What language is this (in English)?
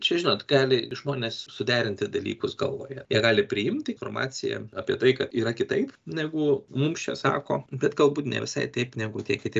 Lithuanian